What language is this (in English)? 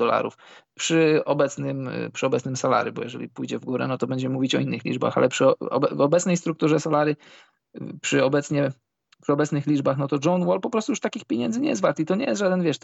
Polish